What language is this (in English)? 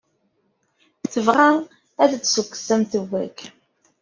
Kabyle